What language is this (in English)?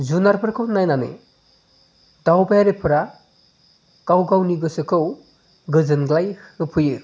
Bodo